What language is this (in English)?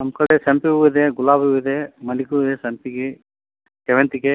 Kannada